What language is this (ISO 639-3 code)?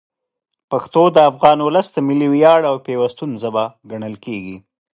pus